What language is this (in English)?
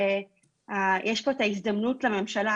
Hebrew